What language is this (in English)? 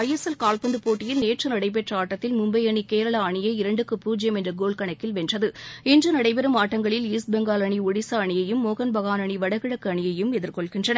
Tamil